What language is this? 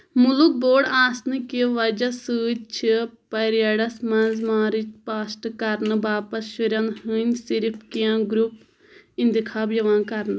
Kashmiri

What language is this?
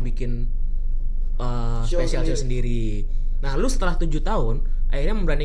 Indonesian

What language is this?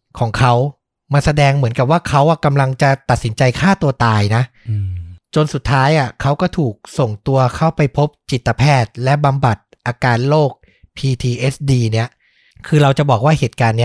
Thai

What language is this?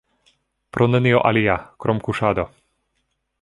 Esperanto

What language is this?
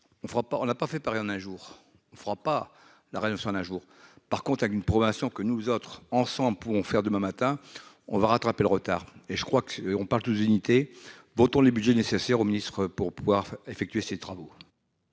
French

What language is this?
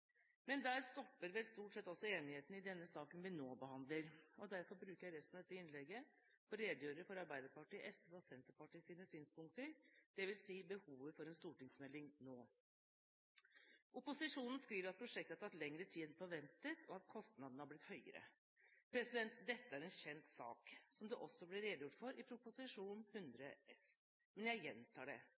Norwegian Bokmål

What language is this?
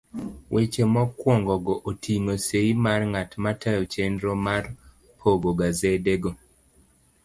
Luo (Kenya and Tanzania)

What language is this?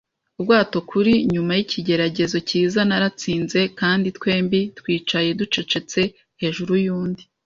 Kinyarwanda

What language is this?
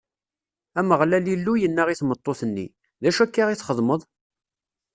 Kabyle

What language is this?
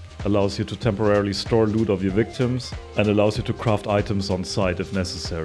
English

